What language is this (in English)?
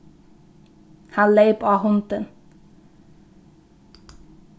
Faroese